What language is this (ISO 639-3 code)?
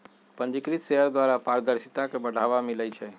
mag